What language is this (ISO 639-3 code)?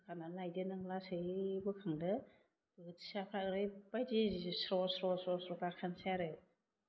brx